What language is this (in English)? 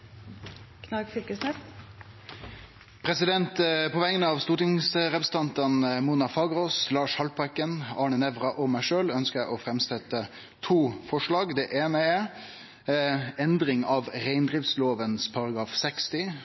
Norwegian Nynorsk